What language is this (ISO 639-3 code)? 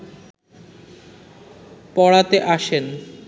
ben